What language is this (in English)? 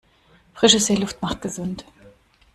German